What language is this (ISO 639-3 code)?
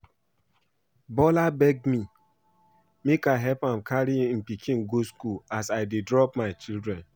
pcm